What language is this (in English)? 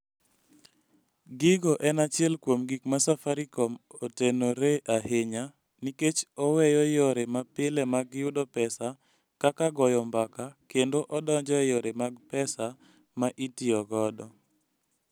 Luo (Kenya and Tanzania)